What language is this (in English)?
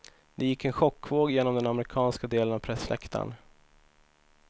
Swedish